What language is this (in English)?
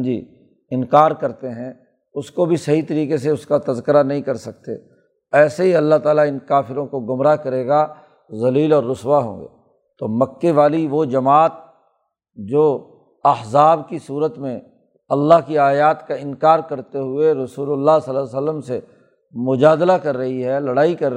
Urdu